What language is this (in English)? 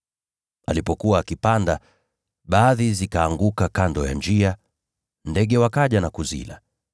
Swahili